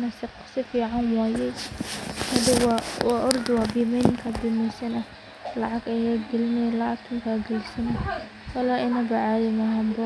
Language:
Somali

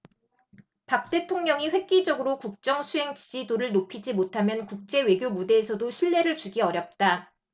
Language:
Korean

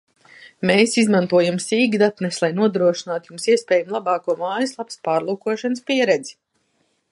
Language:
Latvian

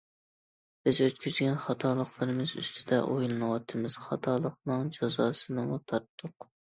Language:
Uyghur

